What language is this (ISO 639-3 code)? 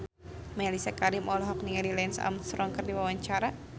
sun